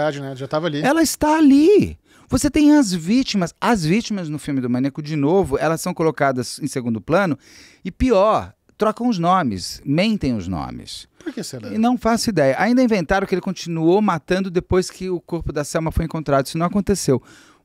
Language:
Portuguese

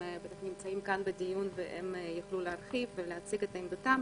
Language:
Hebrew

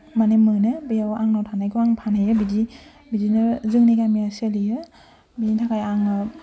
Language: Bodo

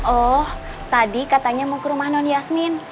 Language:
Indonesian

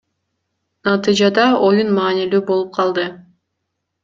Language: Kyrgyz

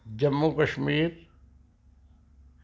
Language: Punjabi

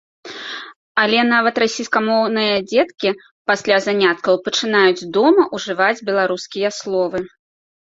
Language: Belarusian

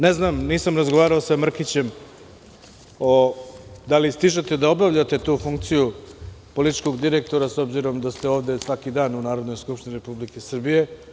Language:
Serbian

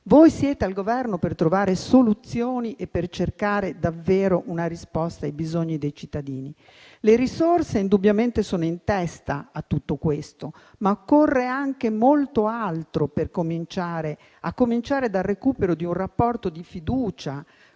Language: Italian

